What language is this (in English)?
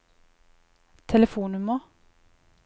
Norwegian